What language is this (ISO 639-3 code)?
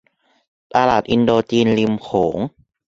tha